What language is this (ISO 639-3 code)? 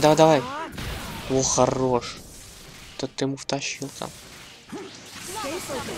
rus